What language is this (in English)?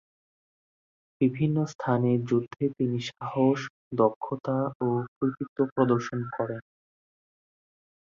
Bangla